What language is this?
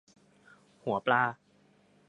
Thai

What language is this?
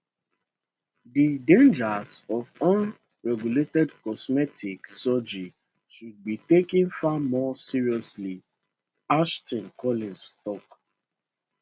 Nigerian Pidgin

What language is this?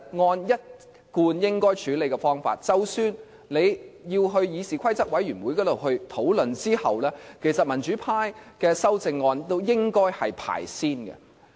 Cantonese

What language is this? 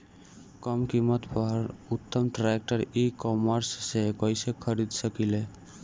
Bhojpuri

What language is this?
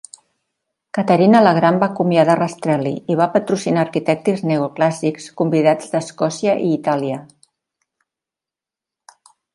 Catalan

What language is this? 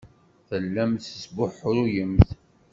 Kabyle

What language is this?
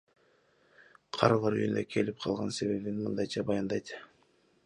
Kyrgyz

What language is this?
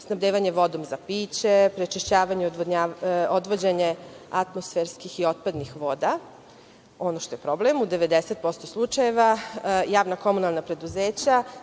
Serbian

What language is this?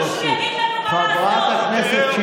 Hebrew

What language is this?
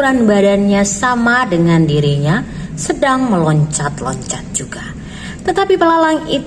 Indonesian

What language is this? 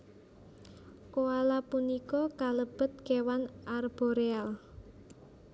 Javanese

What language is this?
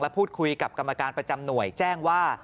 Thai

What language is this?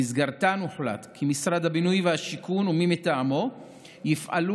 Hebrew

